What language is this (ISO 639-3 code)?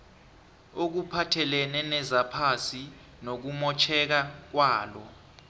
nbl